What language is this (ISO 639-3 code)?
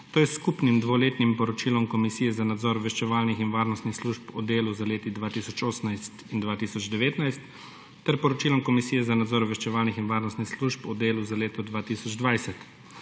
slv